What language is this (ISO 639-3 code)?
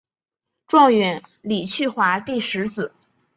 zho